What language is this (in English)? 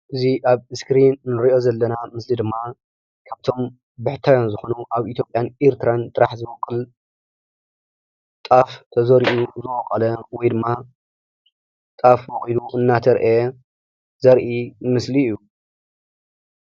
Tigrinya